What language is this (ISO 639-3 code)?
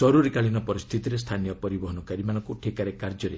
ori